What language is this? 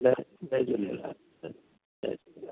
Sindhi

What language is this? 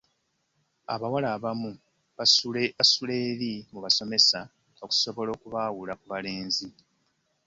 Ganda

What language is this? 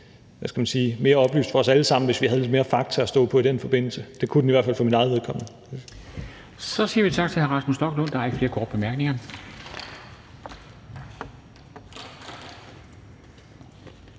Danish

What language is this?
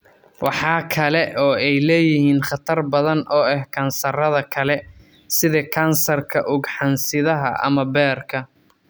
Somali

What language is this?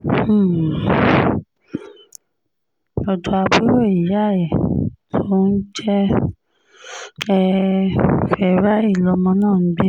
Yoruba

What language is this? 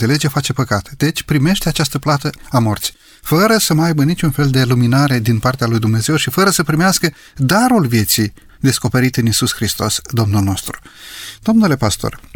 Romanian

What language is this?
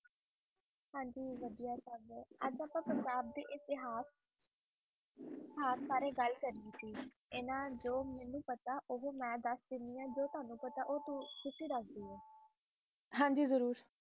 Punjabi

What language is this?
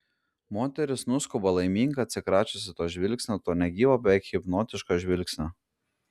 Lithuanian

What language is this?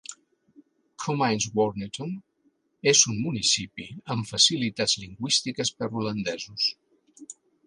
Catalan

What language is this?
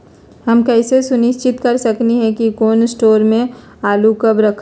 Magahi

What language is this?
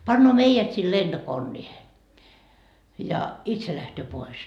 Finnish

